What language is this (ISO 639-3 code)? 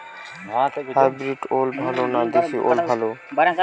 ben